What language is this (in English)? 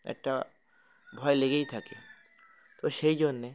Bangla